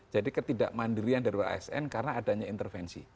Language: Indonesian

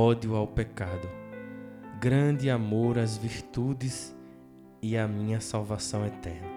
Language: Portuguese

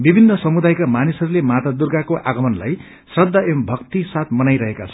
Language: Nepali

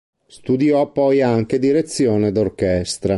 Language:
Italian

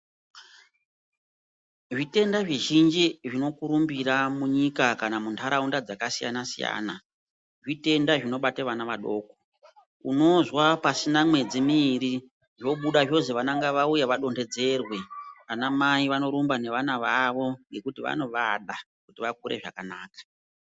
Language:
Ndau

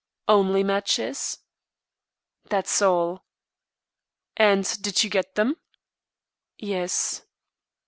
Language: English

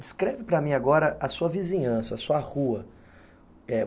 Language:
Portuguese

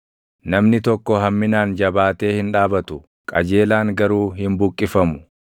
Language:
Oromo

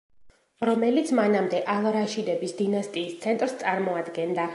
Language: Georgian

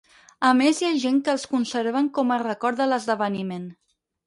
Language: Catalan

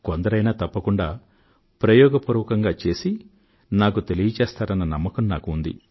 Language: Telugu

